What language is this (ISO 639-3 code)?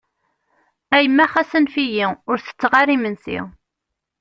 kab